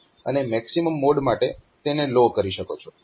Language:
Gujarati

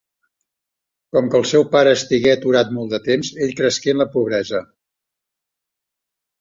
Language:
Catalan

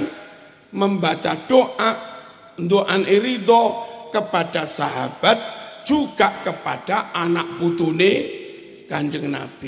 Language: Indonesian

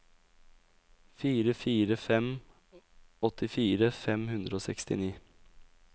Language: Norwegian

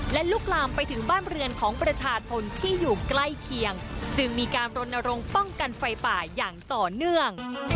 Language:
Thai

